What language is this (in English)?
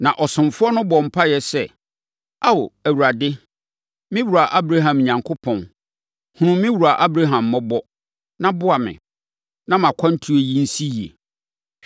Akan